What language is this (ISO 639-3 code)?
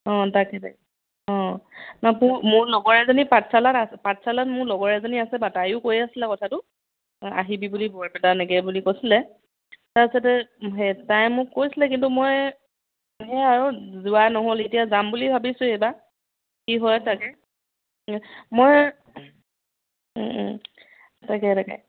asm